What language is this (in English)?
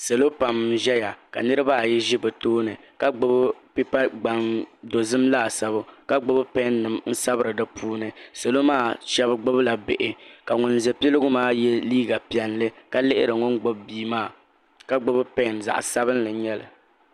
Dagbani